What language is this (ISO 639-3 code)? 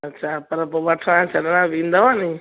snd